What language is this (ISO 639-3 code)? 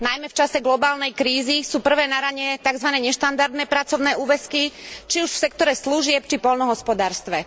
slk